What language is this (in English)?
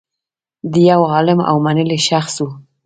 Pashto